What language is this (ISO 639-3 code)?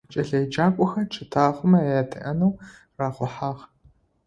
ady